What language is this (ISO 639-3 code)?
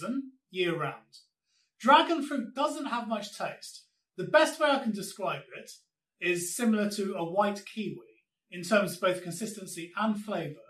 eng